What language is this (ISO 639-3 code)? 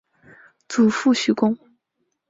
zho